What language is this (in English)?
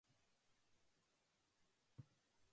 Japanese